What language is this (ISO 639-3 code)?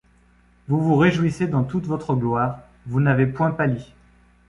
fra